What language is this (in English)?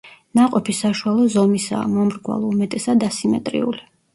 Georgian